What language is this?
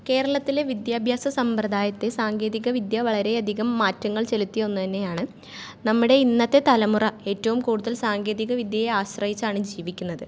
Malayalam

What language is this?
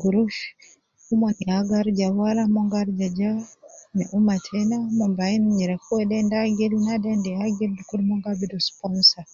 Nubi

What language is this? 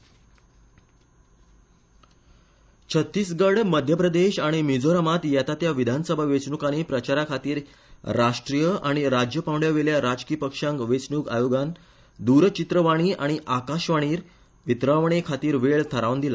Konkani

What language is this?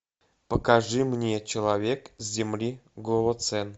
Russian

